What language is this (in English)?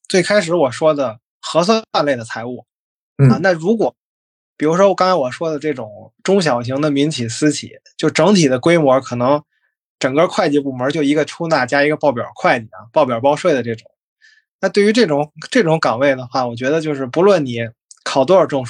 Chinese